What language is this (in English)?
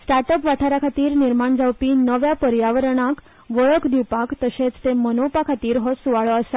Konkani